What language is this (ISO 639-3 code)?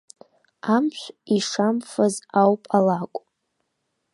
abk